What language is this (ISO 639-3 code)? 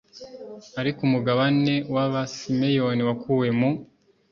kin